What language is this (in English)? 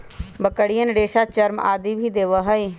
Magahi